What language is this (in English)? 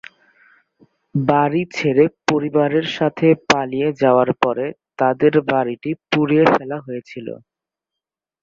Bangla